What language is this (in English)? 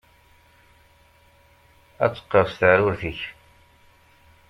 Kabyle